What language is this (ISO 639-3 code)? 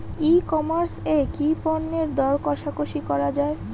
ben